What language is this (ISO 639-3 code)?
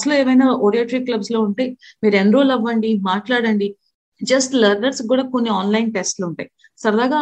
tel